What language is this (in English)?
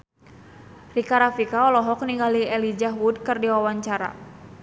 Sundanese